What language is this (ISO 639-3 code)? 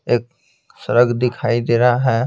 hin